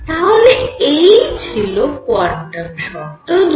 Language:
Bangla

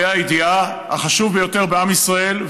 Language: Hebrew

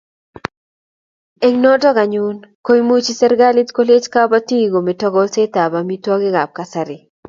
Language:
Kalenjin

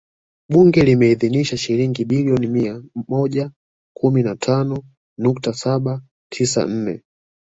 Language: Swahili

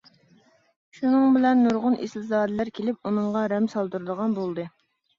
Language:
Uyghur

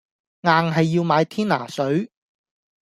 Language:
Cantonese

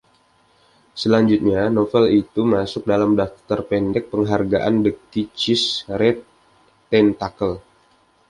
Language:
Indonesian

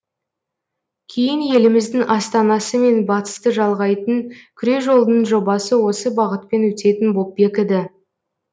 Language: Kazakh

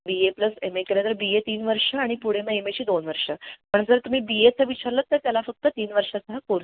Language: Marathi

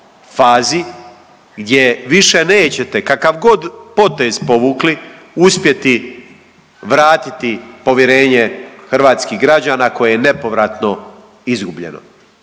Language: Croatian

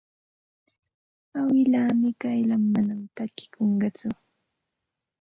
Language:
Santa Ana de Tusi Pasco Quechua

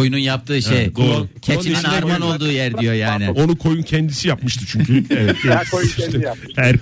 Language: Turkish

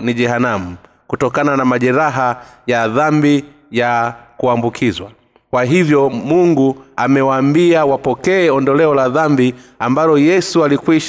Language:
Swahili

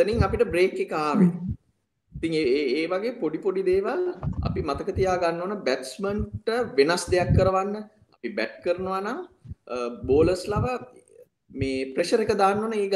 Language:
Hindi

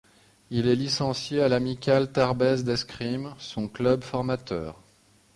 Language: French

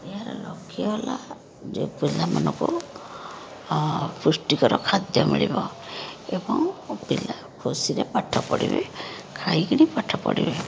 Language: Odia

